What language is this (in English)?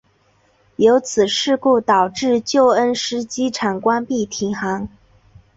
Chinese